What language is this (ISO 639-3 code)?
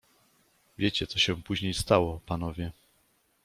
pol